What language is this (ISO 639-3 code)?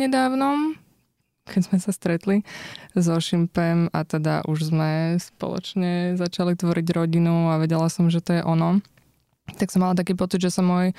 slk